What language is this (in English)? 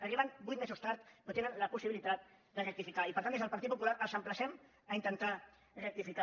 Catalan